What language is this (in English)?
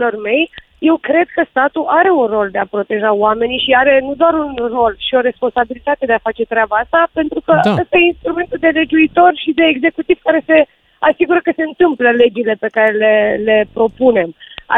Romanian